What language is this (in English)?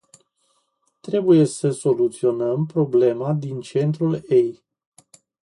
Romanian